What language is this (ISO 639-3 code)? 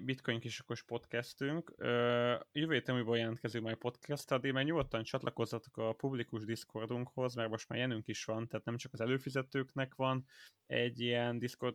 hun